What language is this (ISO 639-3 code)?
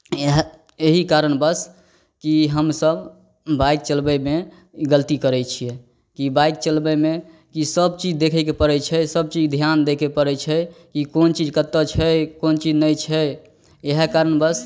mai